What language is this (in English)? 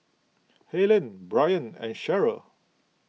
English